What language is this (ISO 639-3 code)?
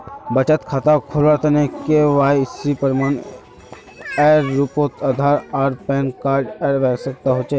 mag